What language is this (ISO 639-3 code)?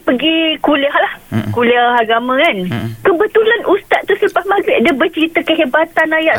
msa